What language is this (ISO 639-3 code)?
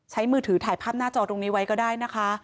tha